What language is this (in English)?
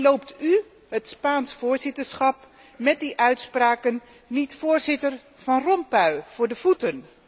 Dutch